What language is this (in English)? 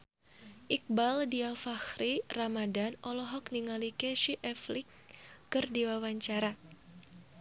Sundanese